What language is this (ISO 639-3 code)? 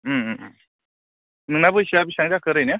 brx